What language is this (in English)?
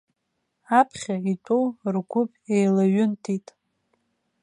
Abkhazian